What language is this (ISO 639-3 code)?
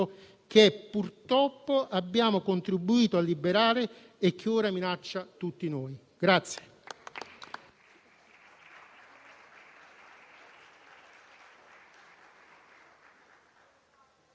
ita